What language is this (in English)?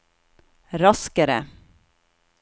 Norwegian